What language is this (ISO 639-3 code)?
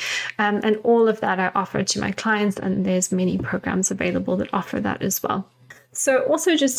eng